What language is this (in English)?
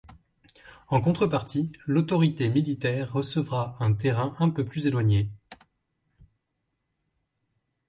French